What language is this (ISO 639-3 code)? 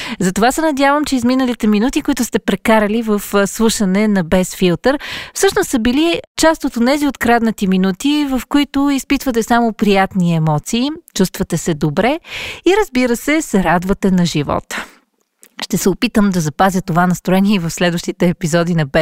bul